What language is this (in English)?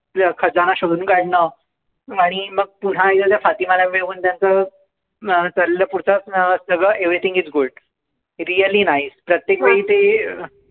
Marathi